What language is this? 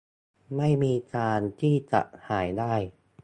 Thai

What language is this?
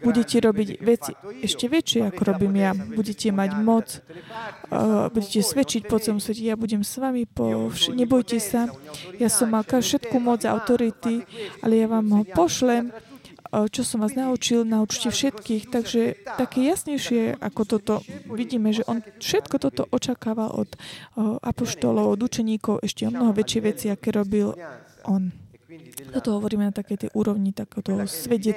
Slovak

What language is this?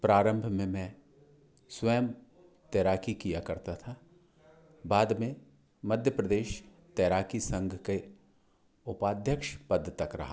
Hindi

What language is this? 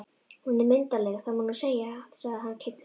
Icelandic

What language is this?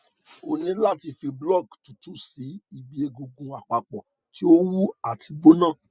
Yoruba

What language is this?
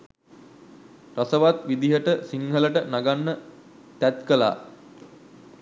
Sinhala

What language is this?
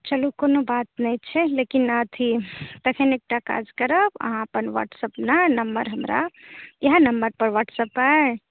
Maithili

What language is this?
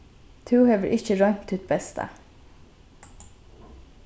Faroese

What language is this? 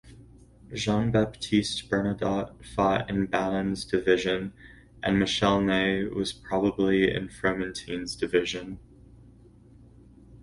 English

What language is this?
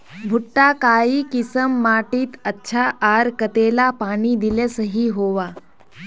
Magahi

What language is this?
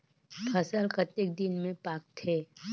Chhattisgarhi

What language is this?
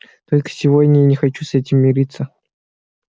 Russian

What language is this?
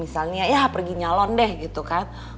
Indonesian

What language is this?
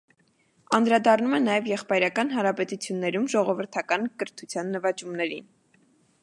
Armenian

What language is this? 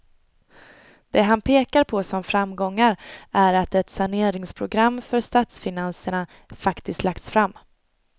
Swedish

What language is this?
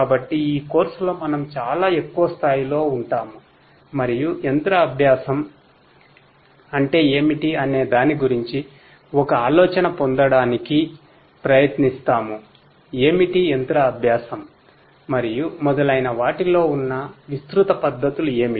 Telugu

